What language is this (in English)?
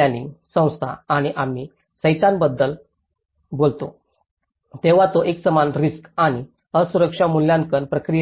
Marathi